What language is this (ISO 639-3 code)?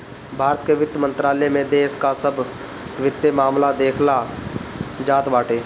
bho